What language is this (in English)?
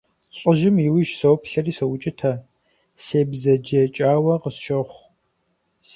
Kabardian